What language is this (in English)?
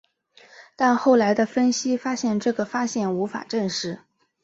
Chinese